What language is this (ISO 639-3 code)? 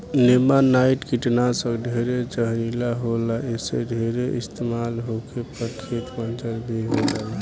bho